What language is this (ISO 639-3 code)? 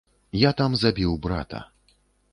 bel